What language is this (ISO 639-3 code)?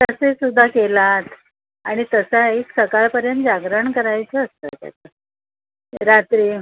mar